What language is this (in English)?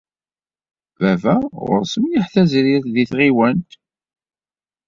Kabyle